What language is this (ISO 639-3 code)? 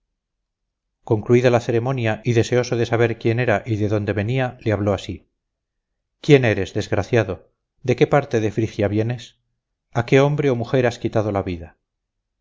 spa